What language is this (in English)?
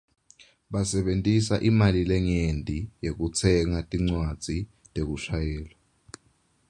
Swati